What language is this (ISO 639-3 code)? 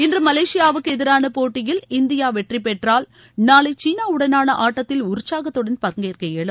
tam